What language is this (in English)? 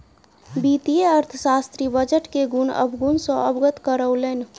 Maithili